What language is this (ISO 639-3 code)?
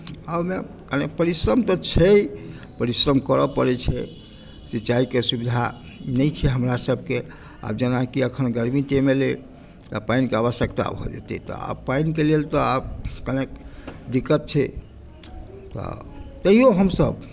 mai